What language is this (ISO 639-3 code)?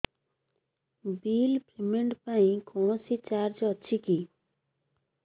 ori